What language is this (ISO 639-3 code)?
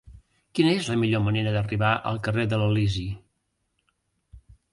cat